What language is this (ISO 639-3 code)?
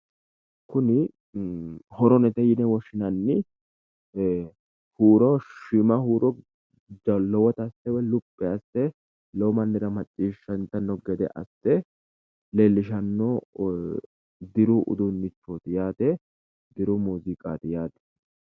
sid